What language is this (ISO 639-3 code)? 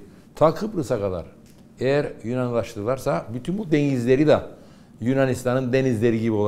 tur